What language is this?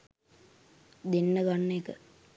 Sinhala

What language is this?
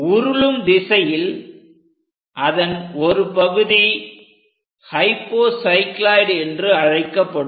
Tamil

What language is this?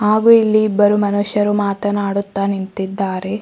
Kannada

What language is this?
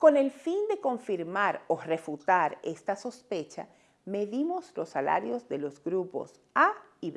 Spanish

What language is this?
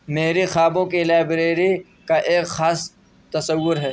Urdu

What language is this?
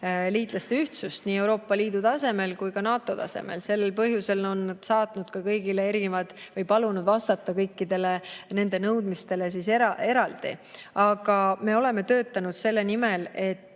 Estonian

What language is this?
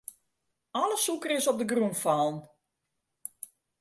Western Frisian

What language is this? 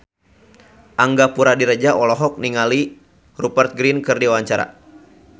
Sundanese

